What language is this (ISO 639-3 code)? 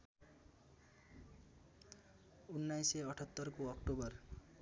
nep